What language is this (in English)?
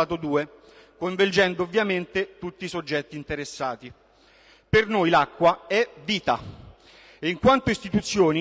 Italian